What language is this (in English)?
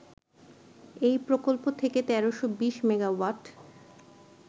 Bangla